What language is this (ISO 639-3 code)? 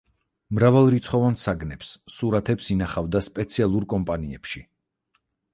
kat